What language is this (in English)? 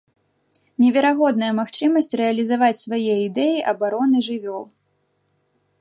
Belarusian